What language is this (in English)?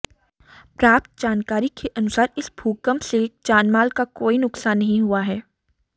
Hindi